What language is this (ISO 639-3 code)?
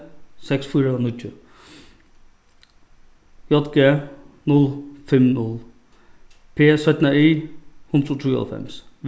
fao